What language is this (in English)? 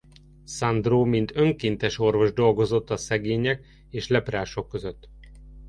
Hungarian